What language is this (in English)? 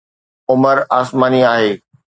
Sindhi